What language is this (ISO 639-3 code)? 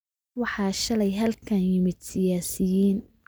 som